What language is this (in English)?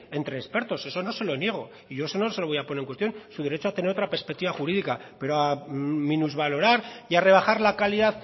Spanish